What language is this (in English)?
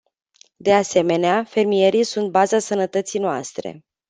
Romanian